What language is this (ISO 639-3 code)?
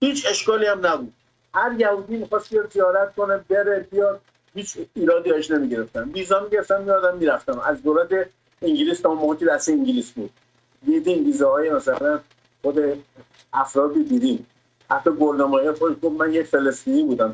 fas